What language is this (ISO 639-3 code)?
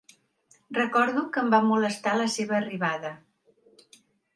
cat